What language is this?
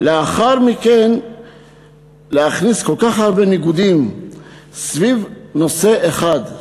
Hebrew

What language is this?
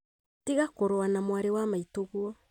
Kikuyu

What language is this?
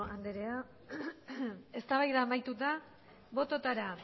Basque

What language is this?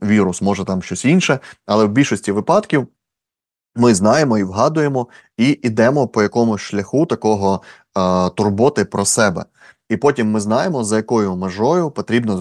Ukrainian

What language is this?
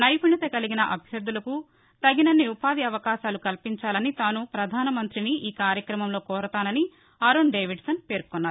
Telugu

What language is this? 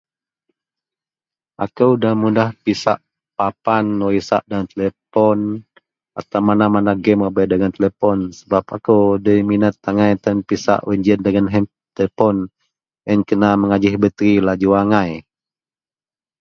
Central Melanau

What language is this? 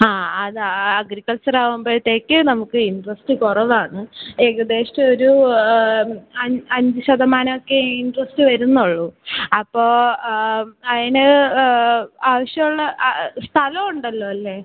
Malayalam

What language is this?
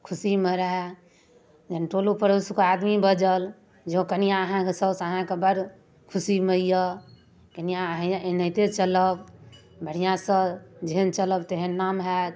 Maithili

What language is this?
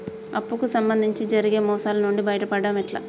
Telugu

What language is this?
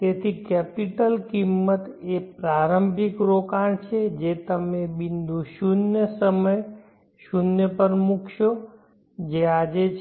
Gujarati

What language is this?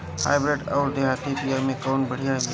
Bhojpuri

